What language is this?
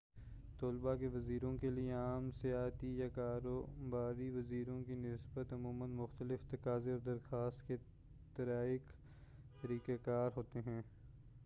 Urdu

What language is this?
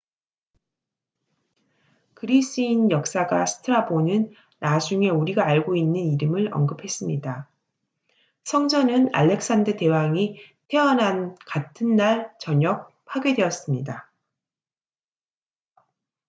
Korean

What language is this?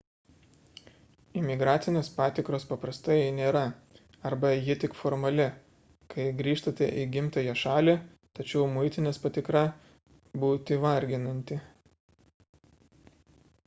Lithuanian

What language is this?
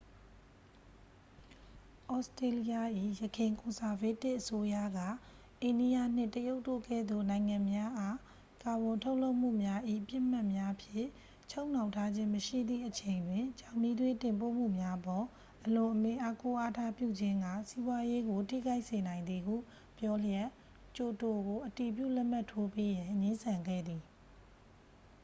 Burmese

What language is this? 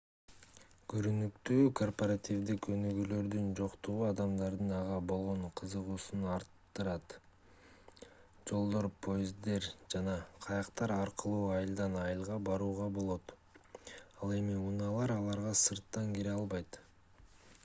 Kyrgyz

